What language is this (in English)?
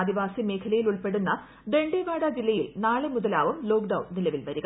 Malayalam